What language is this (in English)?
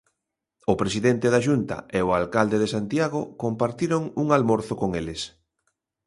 Galician